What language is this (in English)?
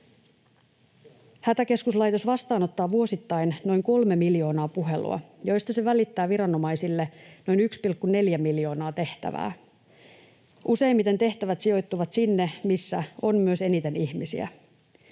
Finnish